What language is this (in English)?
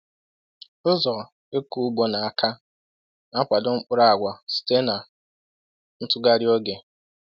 Igbo